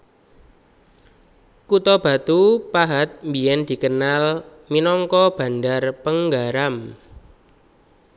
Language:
Javanese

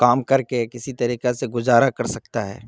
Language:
Urdu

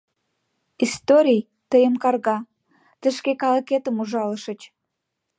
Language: Mari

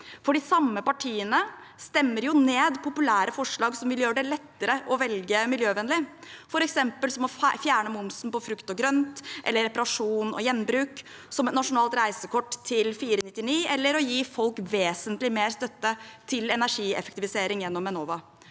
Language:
Norwegian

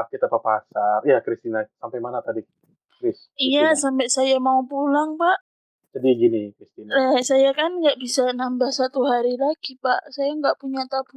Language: Indonesian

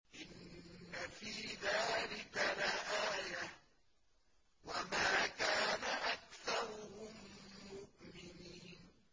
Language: Arabic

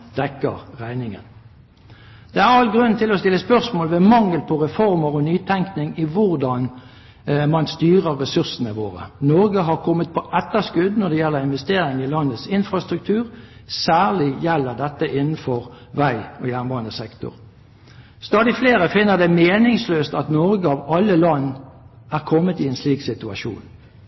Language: Norwegian Bokmål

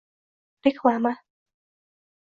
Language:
Uzbek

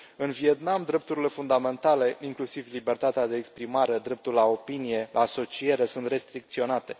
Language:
Romanian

